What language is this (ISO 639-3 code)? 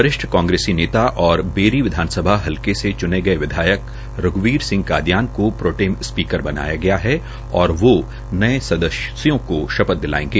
hin